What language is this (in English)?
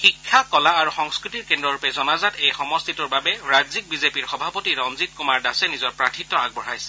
Assamese